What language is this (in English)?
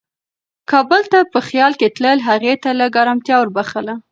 Pashto